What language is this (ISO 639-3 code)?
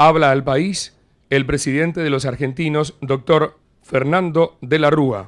spa